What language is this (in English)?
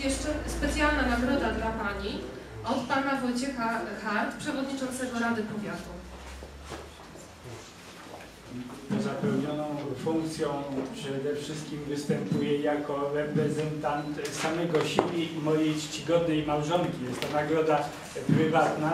Polish